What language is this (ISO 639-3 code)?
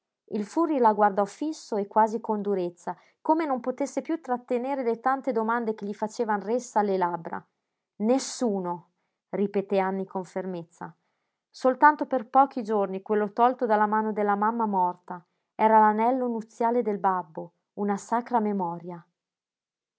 ita